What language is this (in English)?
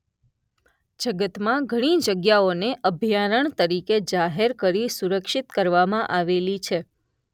Gujarati